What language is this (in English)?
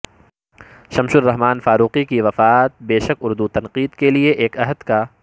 Urdu